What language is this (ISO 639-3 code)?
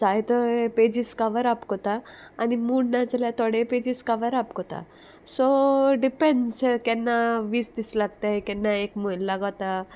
kok